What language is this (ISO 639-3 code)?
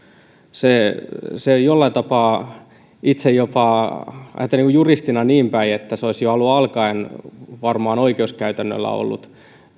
fin